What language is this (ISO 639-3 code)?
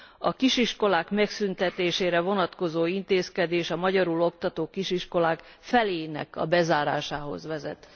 hun